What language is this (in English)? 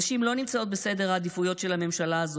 Hebrew